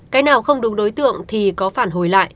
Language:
Vietnamese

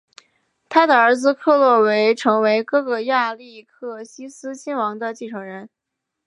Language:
Chinese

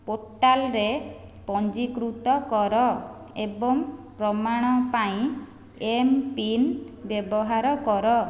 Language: Odia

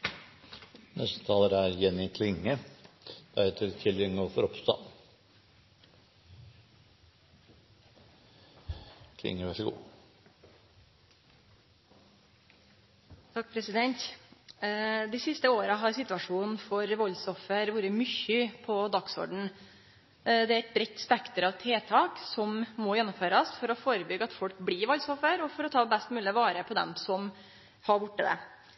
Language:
Norwegian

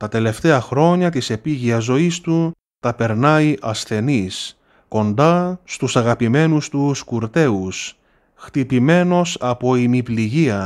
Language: Greek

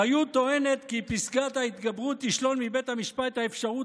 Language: Hebrew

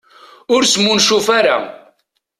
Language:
Kabyle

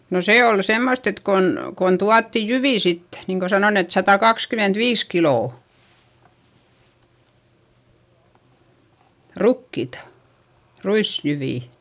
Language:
Finnish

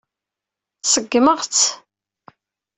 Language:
Kabyle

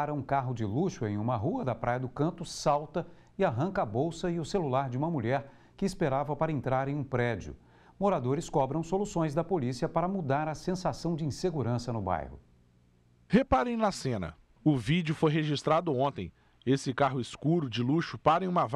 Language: Portuguese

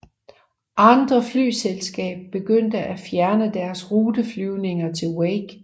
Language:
Danish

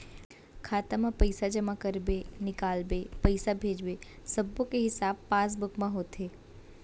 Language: Chhattisgarhi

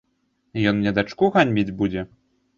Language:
Belarusian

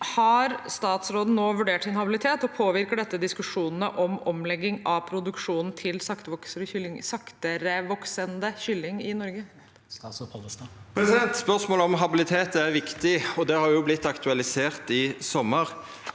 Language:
Norwegian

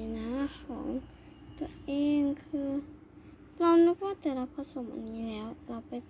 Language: Thai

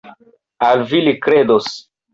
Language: Esperanto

